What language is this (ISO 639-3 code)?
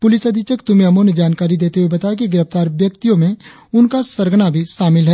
hin